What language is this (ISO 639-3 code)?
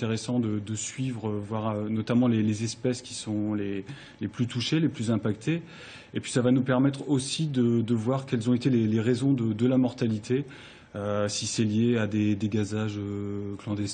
fra